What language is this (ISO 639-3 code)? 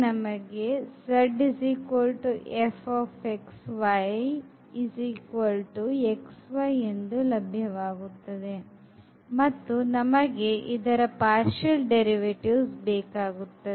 kan